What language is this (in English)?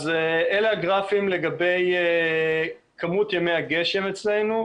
Hebrew